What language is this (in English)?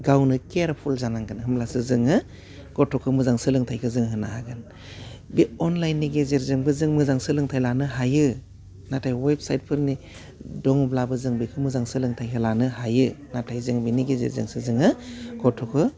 Bodo